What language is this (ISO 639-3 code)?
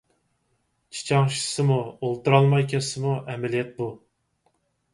uig